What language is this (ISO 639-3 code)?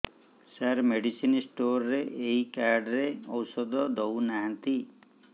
ori